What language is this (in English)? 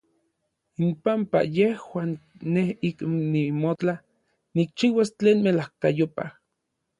Orizaba Nahuatl